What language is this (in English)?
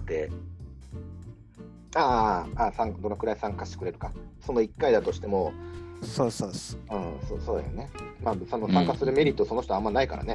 Japanese